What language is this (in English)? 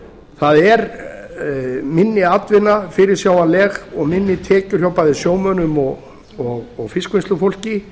Icelandic